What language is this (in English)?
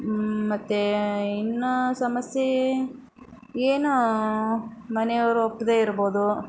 Kannada